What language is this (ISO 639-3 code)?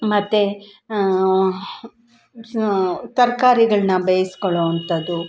kan